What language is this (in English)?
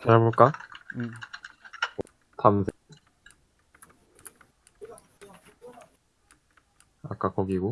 Korean